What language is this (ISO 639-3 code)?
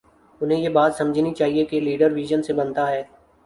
urd